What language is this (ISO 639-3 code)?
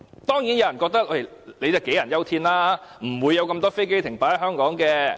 yue